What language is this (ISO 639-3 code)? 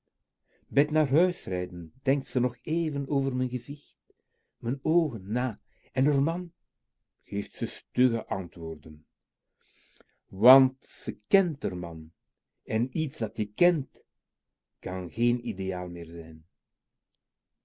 nld